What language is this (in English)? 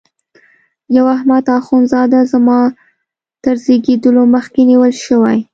Pashto